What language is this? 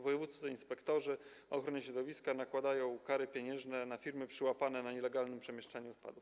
Polish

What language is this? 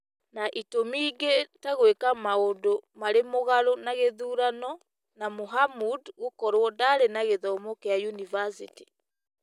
Kikuyu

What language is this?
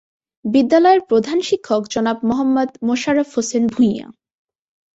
Bangla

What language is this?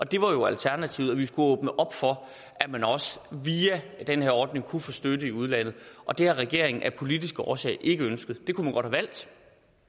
Danish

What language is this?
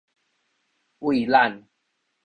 Min Nan Chinese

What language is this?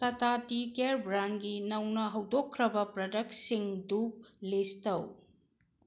Manipuri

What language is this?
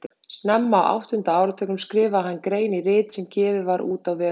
Icelandic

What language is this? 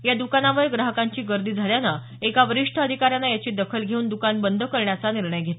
Marathi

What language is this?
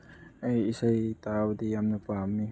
Manipuri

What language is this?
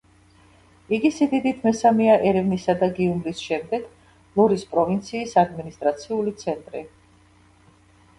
Georgian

